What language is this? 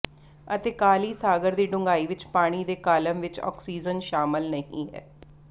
Punjabi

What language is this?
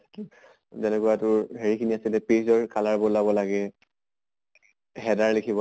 Assamese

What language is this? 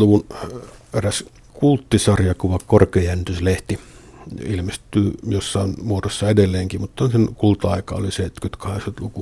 Finnish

